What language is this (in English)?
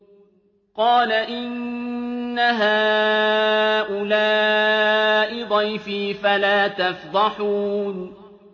Arabic